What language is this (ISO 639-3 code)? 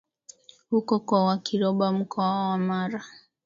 swa